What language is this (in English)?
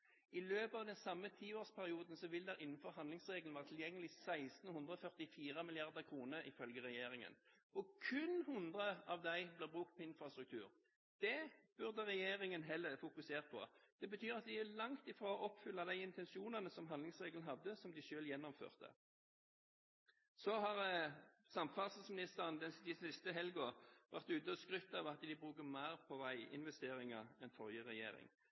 Norwegian Bokmål